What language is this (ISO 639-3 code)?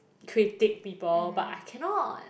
eng